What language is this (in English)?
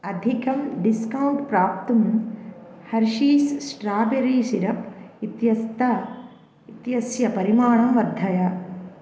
Sanskrit